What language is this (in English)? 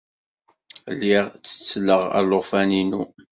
Kabyle